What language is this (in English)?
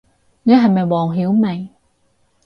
Cantonese